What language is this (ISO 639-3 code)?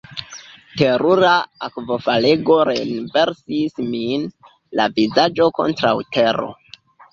epo